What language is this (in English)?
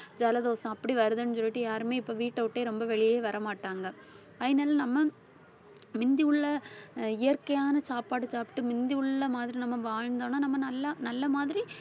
Tamil